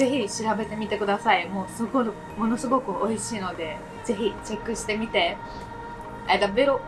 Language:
Japanese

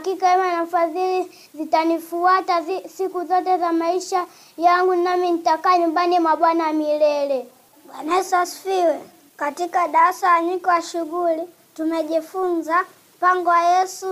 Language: Swahili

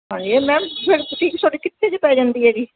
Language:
Punjabi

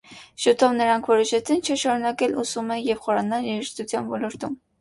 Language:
Armenian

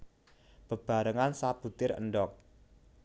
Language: Javanese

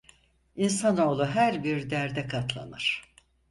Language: Turkish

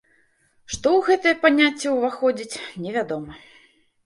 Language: Belarusian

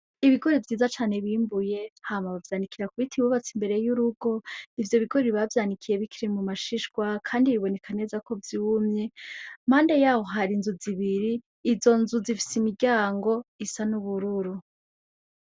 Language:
Rundi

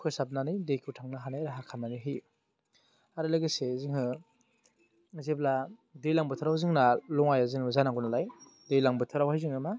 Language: Bodo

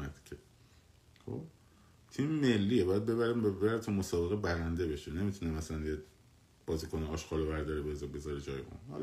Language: Persian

